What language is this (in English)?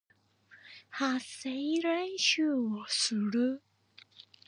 Japanese